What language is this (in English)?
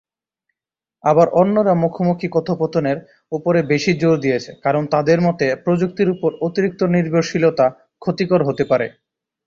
Bangla